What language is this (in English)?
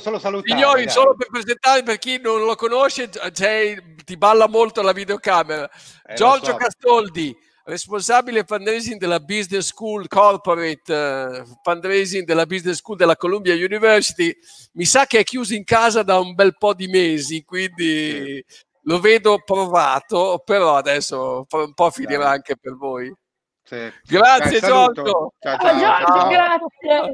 Italian